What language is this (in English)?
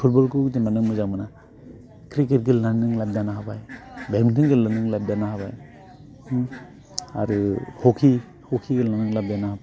Bodo